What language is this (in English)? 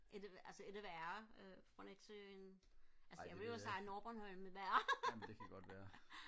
Danish